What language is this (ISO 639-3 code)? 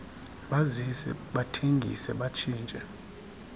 xho